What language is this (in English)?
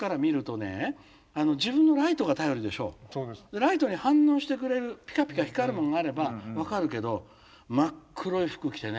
Japanese